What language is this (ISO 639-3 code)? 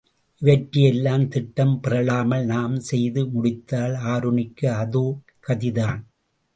tam